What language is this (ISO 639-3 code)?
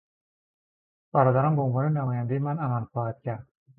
fas